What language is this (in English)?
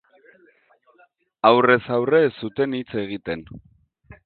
Basque